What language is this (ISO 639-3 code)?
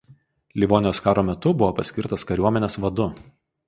lit